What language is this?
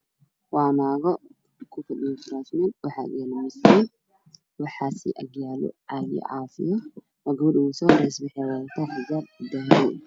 Somali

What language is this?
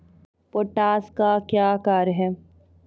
Maithili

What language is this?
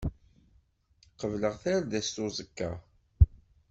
Kabyle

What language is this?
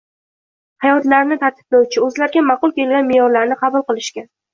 Uzbek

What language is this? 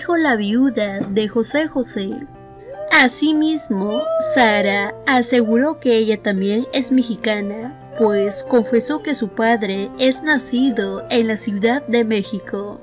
Spanish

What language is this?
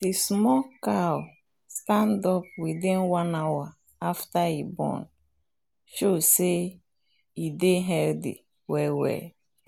Nigerian Pidgin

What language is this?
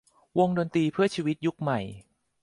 Thai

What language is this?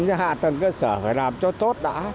Vietnamese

